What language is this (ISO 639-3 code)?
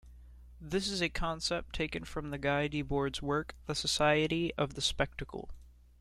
eng